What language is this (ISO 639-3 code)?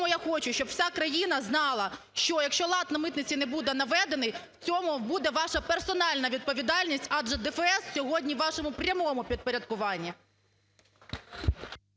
ukr